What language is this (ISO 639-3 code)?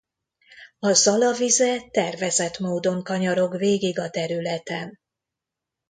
hun